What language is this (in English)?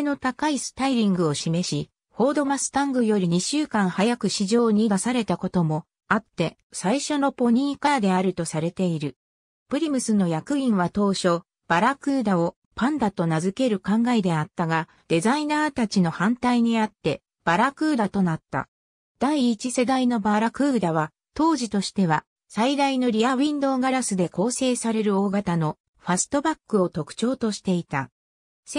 Japanese